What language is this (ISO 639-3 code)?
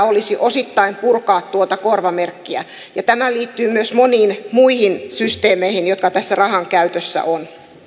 fin